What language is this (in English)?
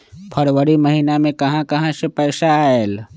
Magahi